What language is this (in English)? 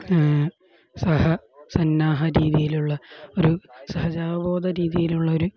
Malayalam